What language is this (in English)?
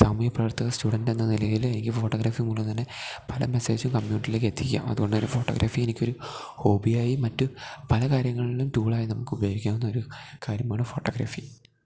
Malayalam